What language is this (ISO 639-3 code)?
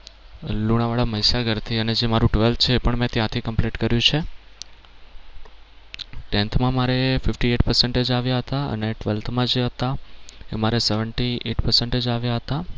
guj